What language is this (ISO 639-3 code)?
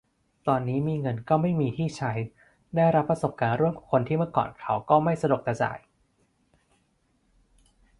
tha